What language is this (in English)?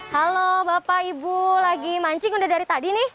Indonesian